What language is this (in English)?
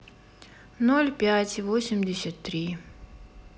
Russian